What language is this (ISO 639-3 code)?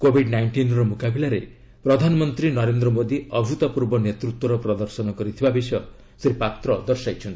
ori